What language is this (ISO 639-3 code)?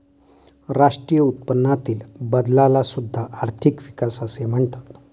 mar